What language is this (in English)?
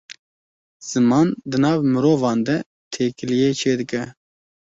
Kurdish